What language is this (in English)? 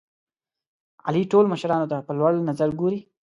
Pashto